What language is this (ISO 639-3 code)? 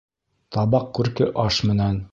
bak